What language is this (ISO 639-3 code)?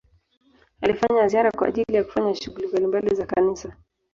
swa